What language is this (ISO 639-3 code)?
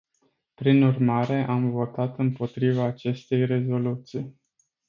ron